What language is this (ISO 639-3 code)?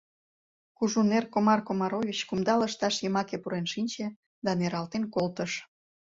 chm